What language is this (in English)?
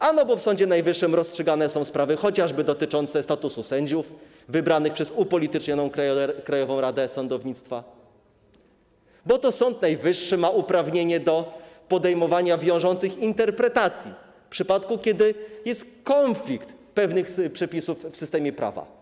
Polish